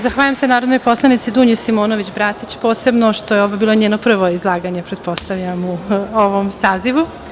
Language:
Serbian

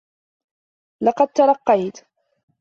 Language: Arabic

